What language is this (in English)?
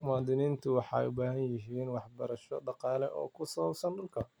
Somali